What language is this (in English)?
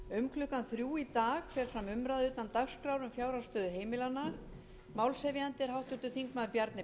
Icelandic